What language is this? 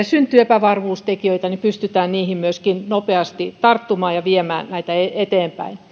Finnish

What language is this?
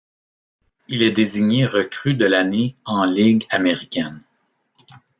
French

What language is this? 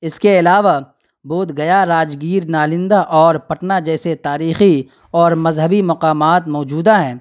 Urdu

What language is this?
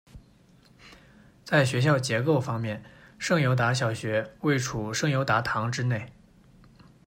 Chinese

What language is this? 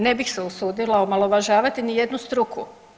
Croatian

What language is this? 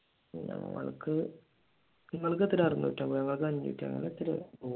Malayalam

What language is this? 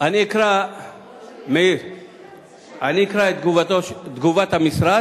Hebrew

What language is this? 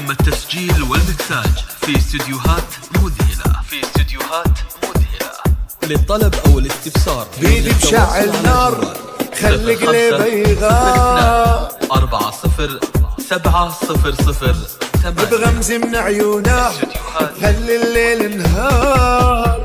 Arabic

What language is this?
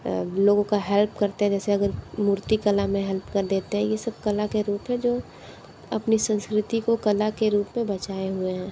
Hindi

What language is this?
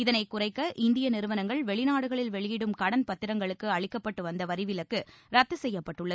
Tamil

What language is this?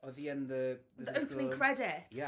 Welsh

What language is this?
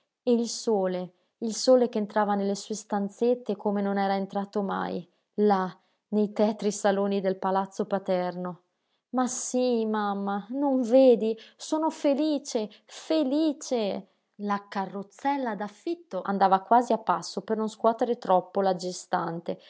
Italian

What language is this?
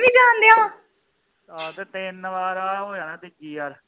Punjabi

